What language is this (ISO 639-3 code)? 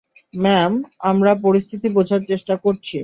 ben